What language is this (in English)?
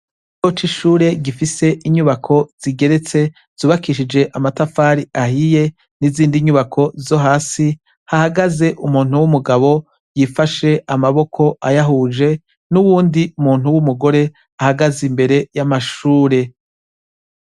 Rundi